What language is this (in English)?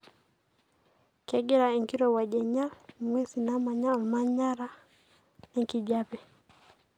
Masai